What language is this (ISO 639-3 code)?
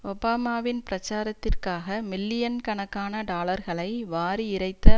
tam